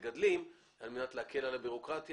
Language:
Hebrew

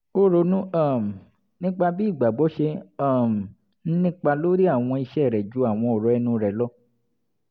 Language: Yoruba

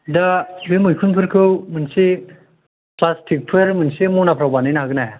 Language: Bodo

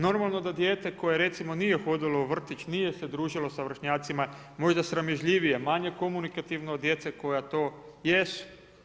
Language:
Croatian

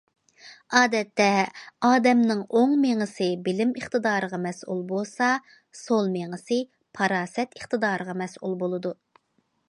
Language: Uyghur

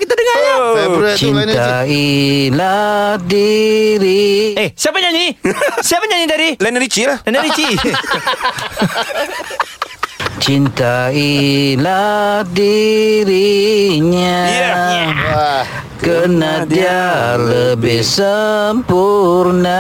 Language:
Malay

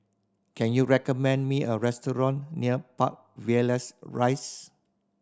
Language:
English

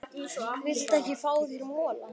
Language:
Icelandic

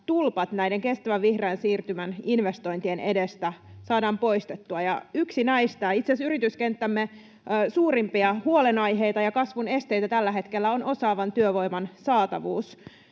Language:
Finnish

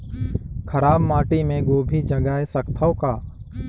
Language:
Chhattisgarhi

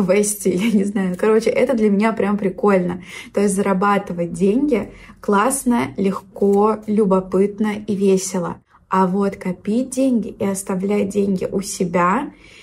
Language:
Russian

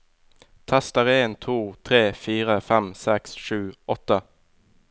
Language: Norwegian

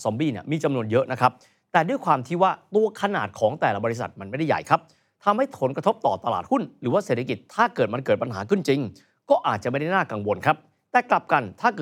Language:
Thai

